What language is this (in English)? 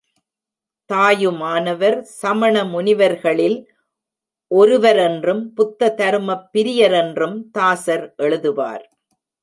Tamil